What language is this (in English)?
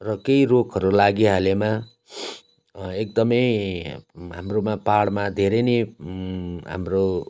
Nepali